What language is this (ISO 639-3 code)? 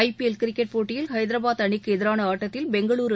tam